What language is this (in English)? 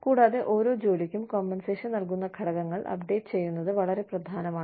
Malayalam